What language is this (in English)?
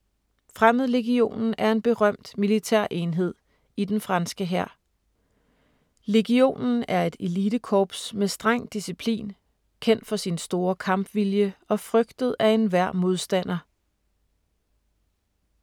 Danish